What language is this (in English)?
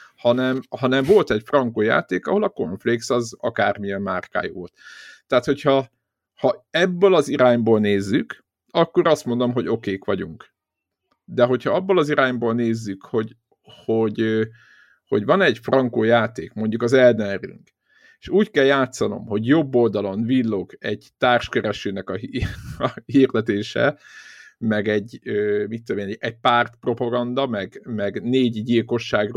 Hungarian